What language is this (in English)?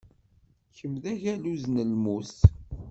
Kabyle